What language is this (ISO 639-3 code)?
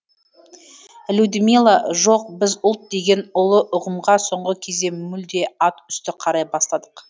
kaz